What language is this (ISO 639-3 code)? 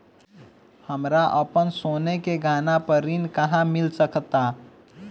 bho